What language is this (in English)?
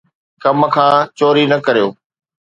Sindhi